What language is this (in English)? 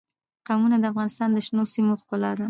Pashto